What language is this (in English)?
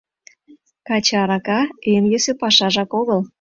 Mari